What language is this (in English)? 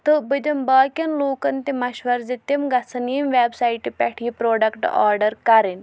Kashmiri